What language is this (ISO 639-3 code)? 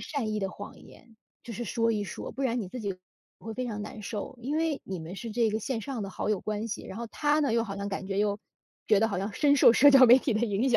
zho